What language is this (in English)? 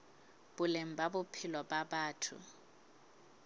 Southern Sotho